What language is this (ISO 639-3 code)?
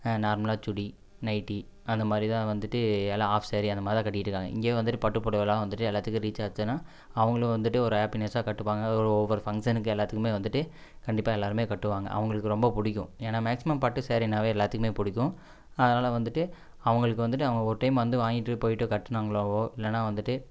tam